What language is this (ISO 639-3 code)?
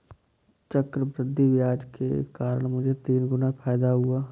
hin